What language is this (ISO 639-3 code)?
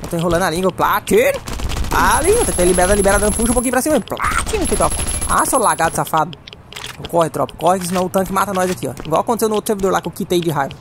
por